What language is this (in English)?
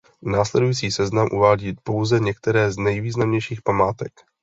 Czech